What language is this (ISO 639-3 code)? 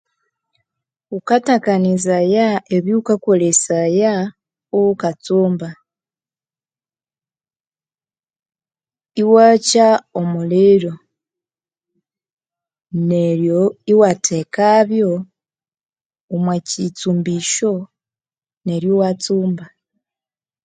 koo